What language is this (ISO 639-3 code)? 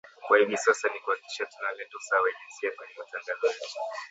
swa